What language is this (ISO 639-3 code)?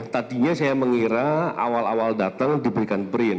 ind